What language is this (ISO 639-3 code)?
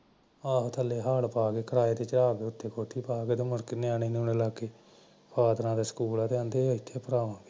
pan